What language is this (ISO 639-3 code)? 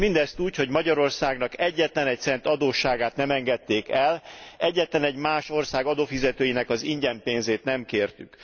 hun